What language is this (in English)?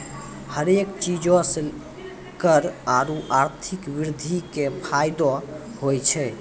Maithili